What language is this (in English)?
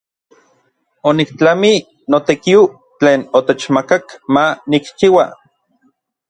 Orizaba Nahuatl